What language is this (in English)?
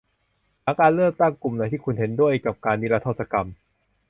Thai